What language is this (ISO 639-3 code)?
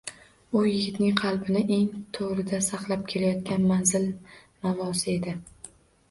uzb